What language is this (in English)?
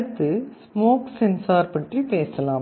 Tamil